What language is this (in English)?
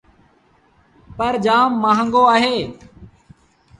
Sindhi Bhil